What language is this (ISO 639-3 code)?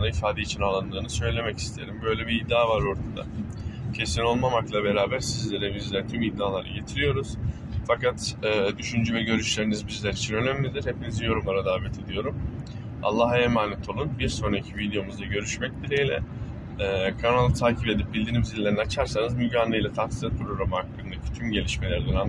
tur